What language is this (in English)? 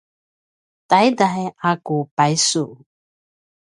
Paiwan